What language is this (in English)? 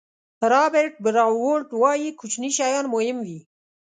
Pashto